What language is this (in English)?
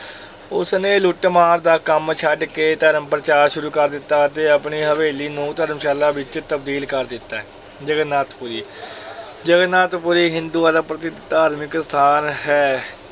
Punjabi